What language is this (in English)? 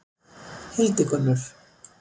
Icelandic